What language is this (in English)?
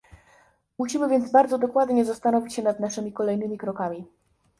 Polish